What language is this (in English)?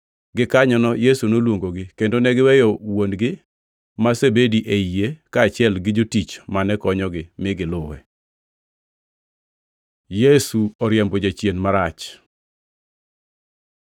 Luo (Kenya and Tanzania)